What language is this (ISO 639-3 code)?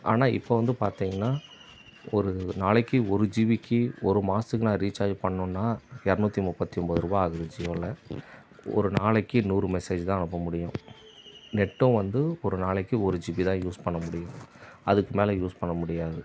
tam